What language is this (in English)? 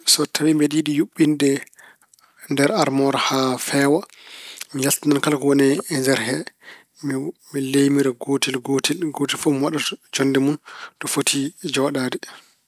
Fula